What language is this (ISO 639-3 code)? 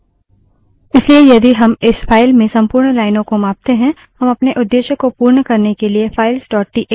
hin